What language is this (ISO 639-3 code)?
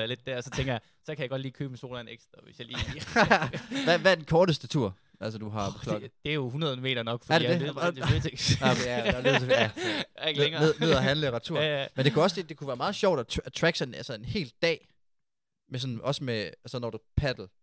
dan